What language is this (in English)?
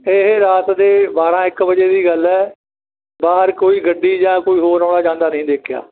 Punjabi